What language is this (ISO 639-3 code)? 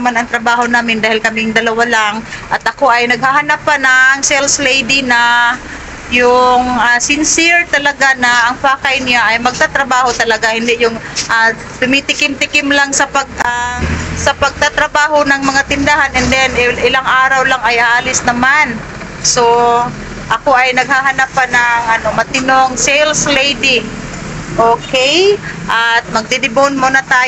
fil